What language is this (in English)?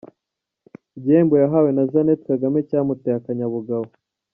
Kinyarwanda